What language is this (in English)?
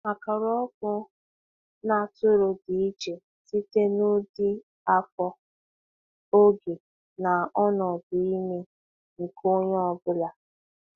Igbo